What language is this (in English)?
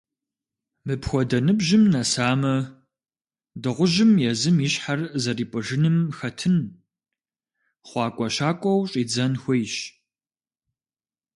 Kabardian